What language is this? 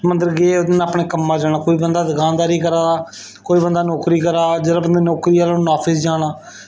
Dogri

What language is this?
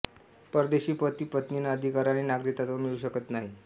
Marathi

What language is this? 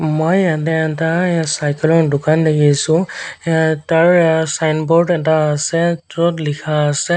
Assamese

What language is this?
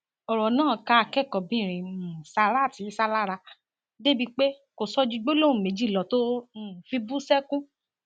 Yoruba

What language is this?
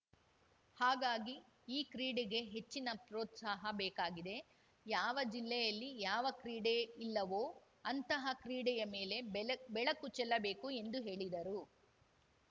Kannada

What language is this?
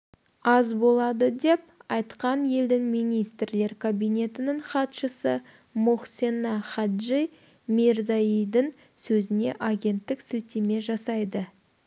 Kazakh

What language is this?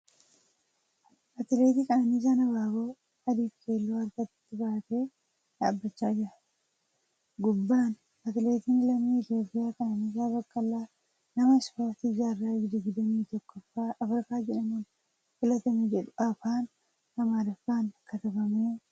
Oromo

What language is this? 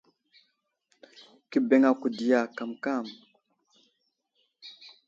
Wuzlam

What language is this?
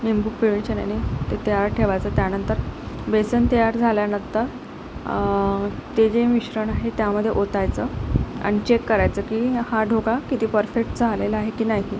Marathi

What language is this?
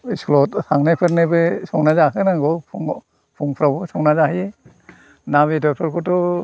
Bodo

